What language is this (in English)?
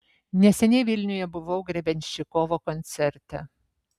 Lithuanian